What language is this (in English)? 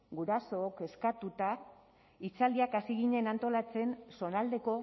Basque